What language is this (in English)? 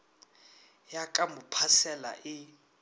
Northern Sotho